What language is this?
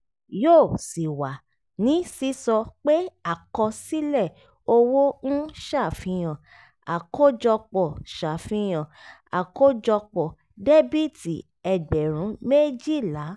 Yoruba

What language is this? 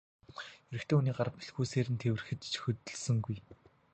Mongolian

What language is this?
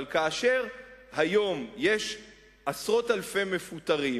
Hebrew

